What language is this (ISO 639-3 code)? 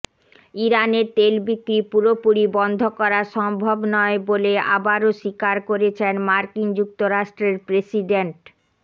ben